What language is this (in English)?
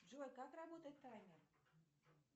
Russian